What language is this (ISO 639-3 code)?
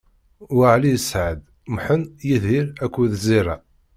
kab